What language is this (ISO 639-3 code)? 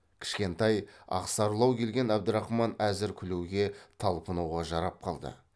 kaz